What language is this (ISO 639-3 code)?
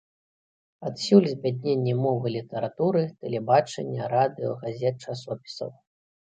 bel